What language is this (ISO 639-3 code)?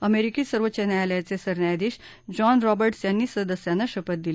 mar